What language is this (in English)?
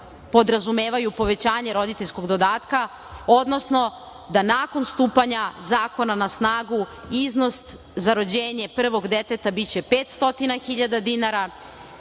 Serbian